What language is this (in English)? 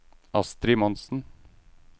Norwegian